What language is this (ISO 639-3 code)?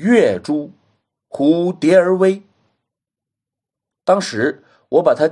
zho